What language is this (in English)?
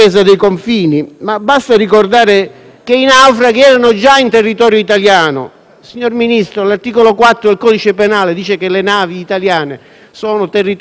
Italian